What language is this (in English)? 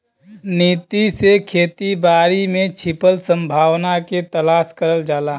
Bhojpuri